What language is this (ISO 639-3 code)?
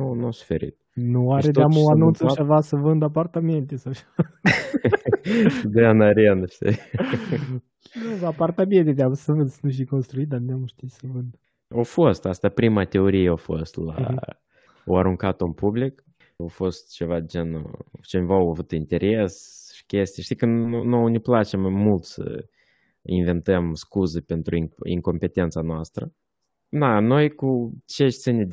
ron